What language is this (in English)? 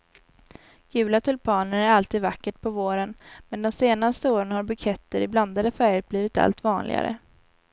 Swedish